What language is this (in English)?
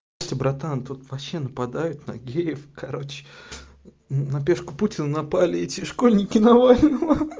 Russian